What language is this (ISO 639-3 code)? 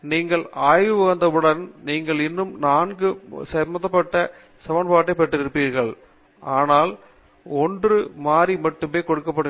tam